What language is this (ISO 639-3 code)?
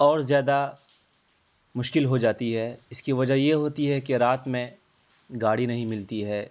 urd